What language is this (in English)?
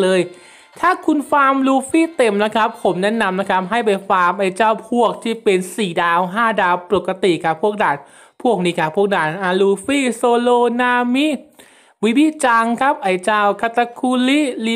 Thai